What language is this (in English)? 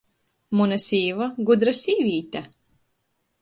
Latgalian